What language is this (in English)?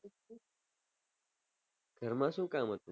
Gujarati